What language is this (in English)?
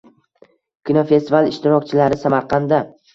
Uzbek